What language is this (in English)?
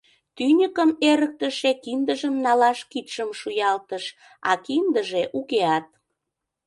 Mari